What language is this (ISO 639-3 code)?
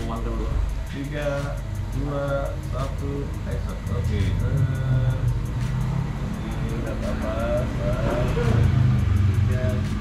ind